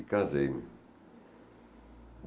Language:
Portuguese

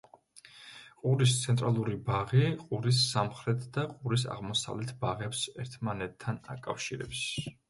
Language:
Georgian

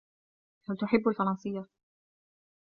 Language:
Arabic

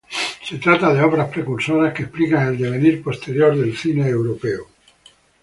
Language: Spanish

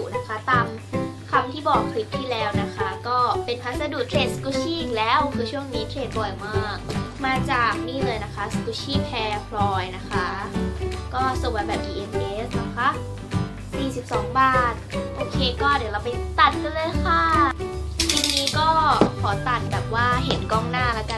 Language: Thai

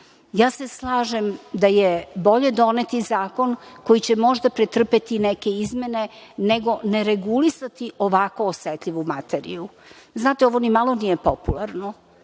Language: Serbian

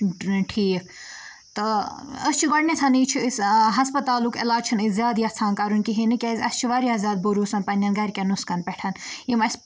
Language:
Kashmiri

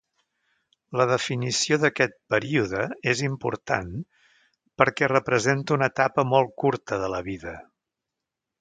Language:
Catalan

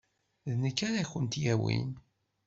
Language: Kabyle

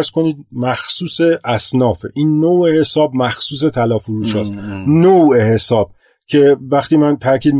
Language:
Persian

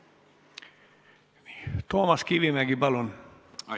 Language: Estonian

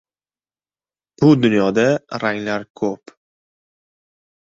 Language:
Uzbek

